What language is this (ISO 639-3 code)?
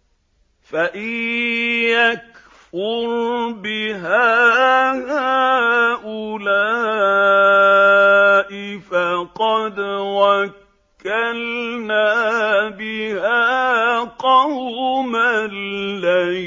ara